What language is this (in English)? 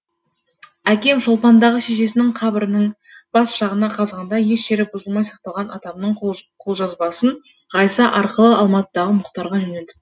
Kazakh